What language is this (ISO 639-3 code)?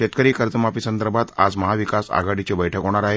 mar